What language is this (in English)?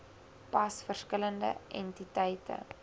Afrikaans